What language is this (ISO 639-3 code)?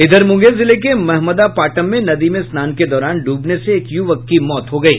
hin